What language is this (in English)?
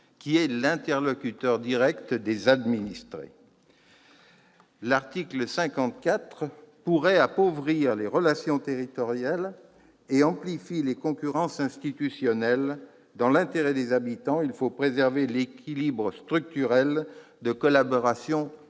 French